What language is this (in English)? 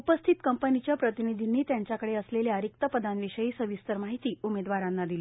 Marathi